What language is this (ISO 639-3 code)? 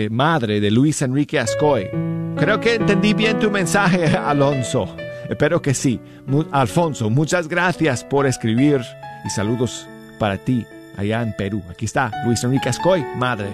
spa